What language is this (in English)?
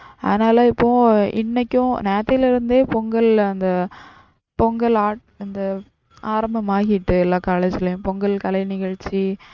Tamil